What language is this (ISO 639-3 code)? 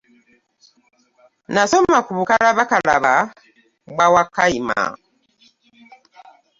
lug